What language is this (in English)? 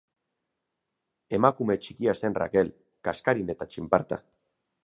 Basque